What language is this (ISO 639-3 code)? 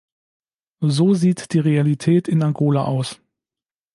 deu